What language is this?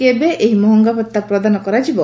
Odia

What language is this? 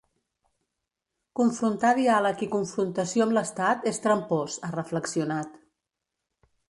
Catalan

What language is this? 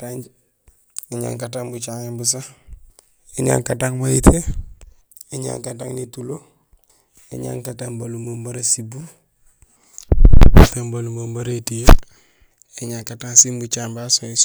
Gusilay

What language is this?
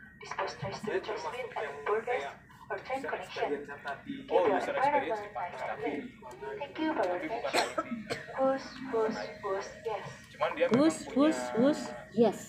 Indonesian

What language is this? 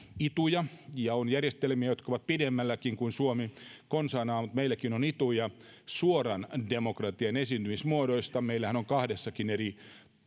Finnish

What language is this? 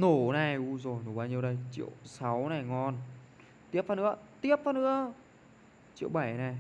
Vietnamese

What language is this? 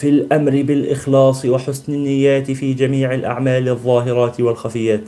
Arabic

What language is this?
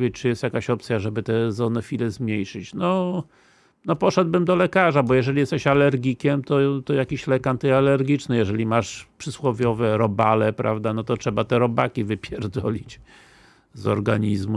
Polish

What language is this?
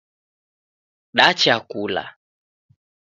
Taita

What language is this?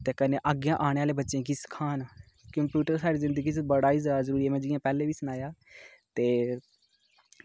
Dogri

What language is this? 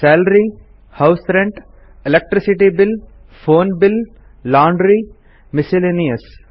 Kannada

